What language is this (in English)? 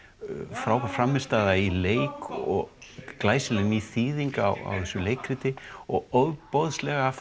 Icelandic